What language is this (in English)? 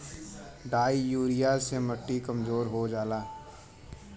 Bhojpuri